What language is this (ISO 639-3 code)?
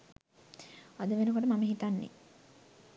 sin